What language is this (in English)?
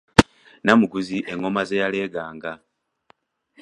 Ganda